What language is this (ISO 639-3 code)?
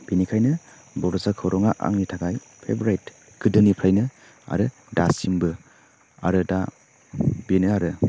brx